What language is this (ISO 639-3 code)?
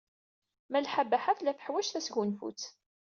kab